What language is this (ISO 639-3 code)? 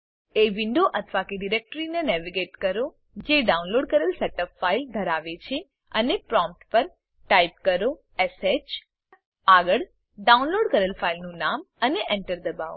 guj